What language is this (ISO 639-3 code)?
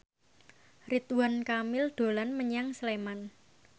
jav